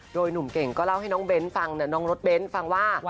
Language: Thai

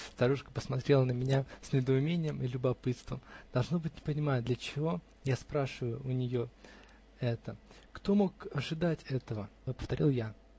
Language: Russian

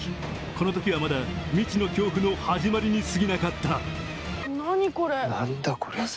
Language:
Japanese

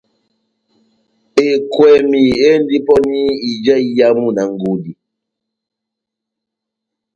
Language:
Batanga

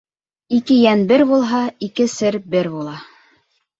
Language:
Bashkir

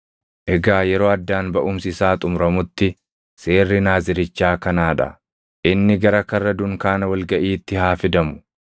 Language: Oromo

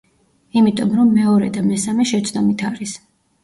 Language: Georgian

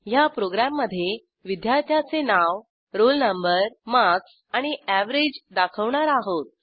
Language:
Marathi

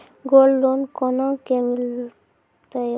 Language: Maithili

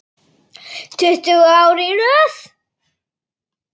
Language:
Icelandic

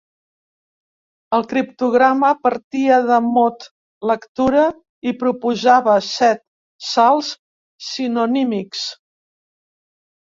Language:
Catalan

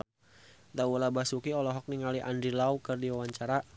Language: Sundanese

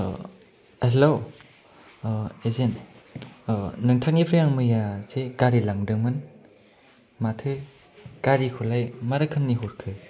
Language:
Bodo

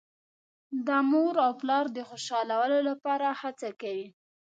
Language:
Pashto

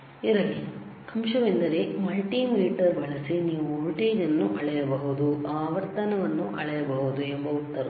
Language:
Kannada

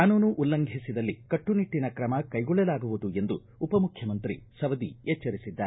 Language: Kannada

